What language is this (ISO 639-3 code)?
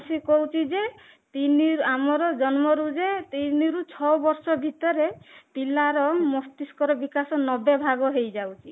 ori